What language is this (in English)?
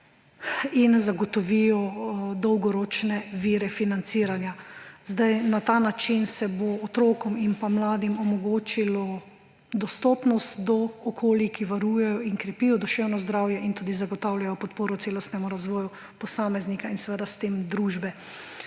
Slovenian